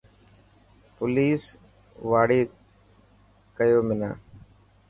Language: Dhatki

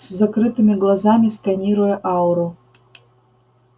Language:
Russian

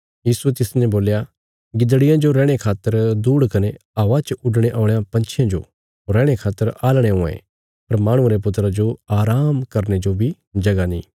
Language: Bilaspuri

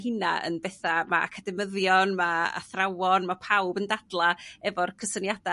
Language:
Welsh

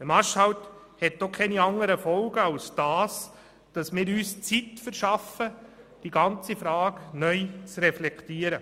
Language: Swiss German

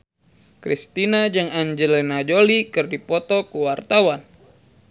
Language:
Sundanese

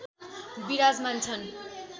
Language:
Nepali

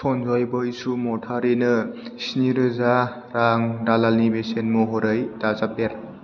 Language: Bodo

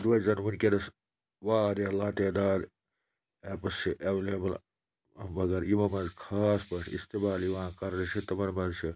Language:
Kashmiri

